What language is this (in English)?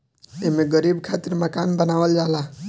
Bhojpuri